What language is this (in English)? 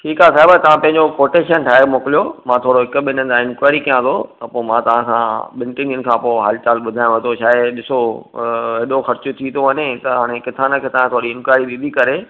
Sindhi